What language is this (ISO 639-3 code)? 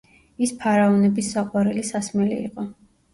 kat